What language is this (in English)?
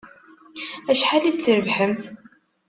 Kabyle